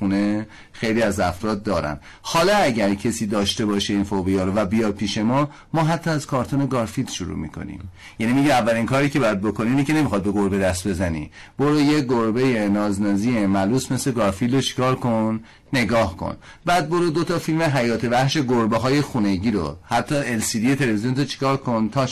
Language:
Persian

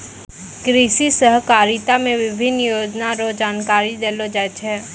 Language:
Maithili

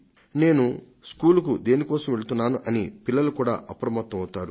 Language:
Telugu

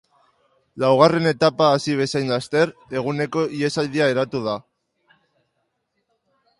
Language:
Basque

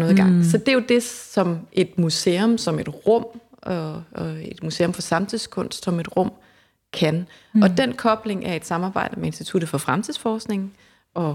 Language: Danish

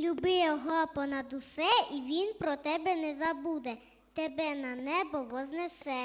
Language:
Ukrainian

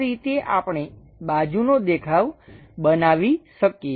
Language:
Gujarati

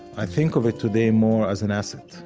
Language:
English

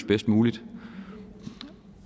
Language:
Danish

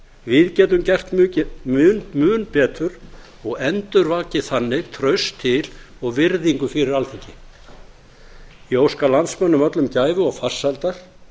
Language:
Icelandic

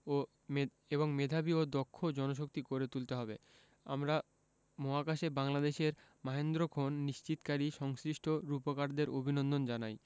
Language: Bangla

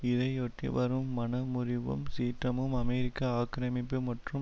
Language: Tamil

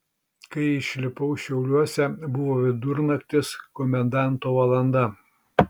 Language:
Lithuanian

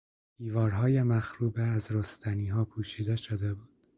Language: Persian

